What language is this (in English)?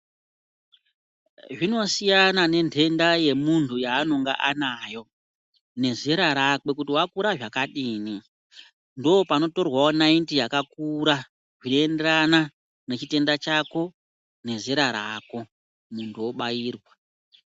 Ndau